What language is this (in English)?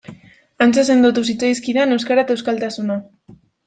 Basque